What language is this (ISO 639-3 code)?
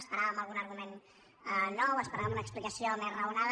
cat